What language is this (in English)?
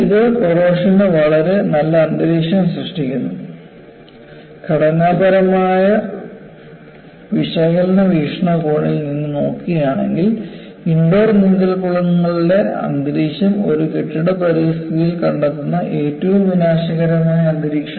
Malayalam